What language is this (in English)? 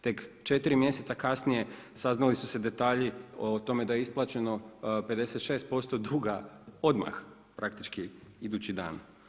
Croatian